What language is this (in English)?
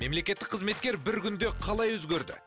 Kazakh